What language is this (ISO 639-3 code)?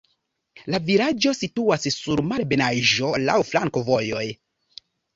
epo